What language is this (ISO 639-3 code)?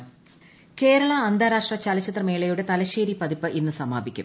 mal